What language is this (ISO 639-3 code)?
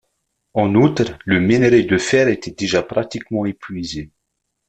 fra